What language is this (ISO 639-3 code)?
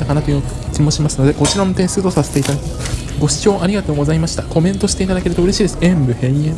jpn